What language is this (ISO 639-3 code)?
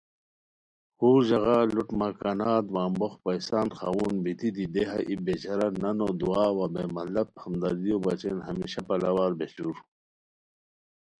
khw